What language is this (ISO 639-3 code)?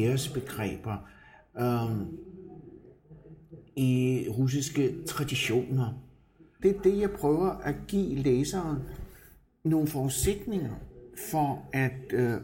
dan